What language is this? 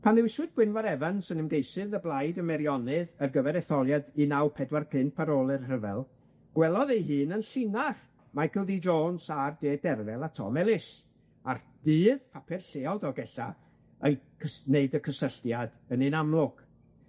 Welsh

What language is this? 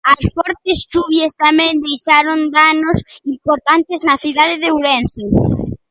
Galician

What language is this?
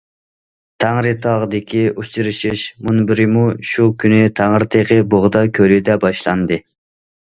Uyghur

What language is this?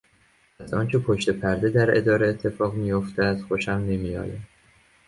Persian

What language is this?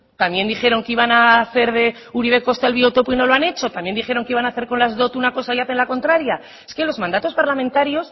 Spanish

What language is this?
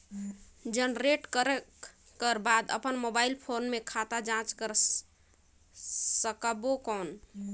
Chhattisgarhi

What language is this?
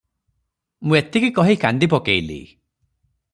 Odia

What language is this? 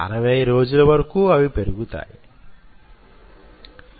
Telugu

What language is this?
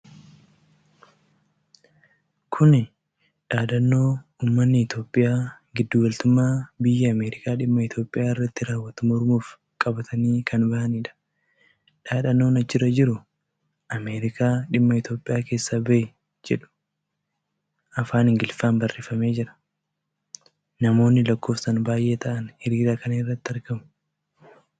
Oromo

